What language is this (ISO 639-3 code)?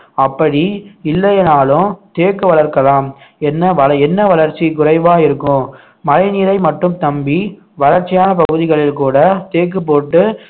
tam